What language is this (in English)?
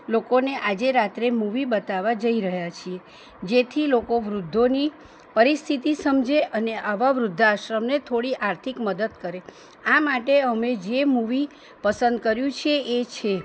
Gujarati